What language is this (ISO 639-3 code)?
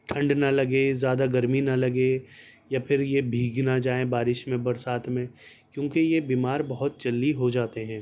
urd